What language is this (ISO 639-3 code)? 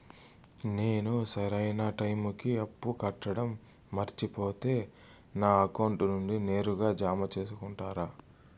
tel